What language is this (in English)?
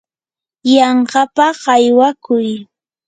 Yanahuanca Pasco Quechua